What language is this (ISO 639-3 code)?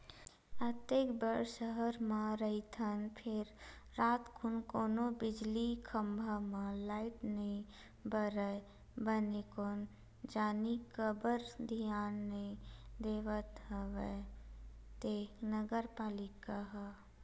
hne